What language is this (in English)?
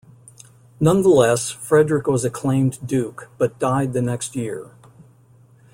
English